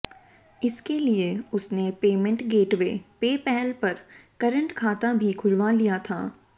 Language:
Hindi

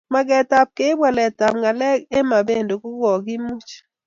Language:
Kalenjin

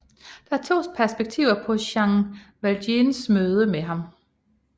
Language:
Danish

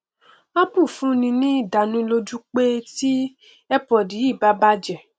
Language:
Yoruba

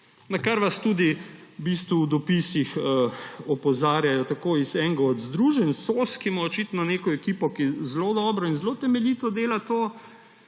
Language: Slovenian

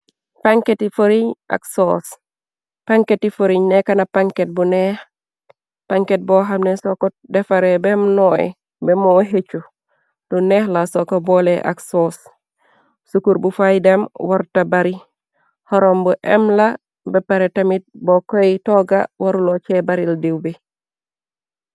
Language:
Wolof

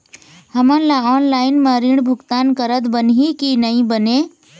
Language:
Chhattisgarhi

